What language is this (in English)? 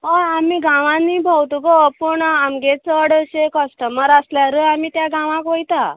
Konkani